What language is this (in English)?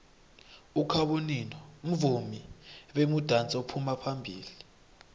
South Ndebele